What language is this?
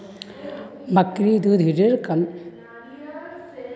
Magahi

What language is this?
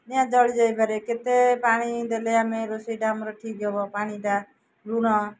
Odia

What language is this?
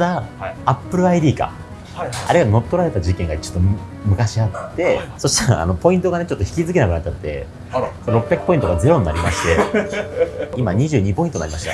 Japanese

